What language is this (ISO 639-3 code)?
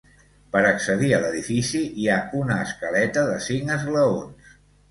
cat